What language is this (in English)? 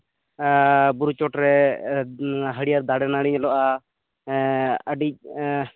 Santali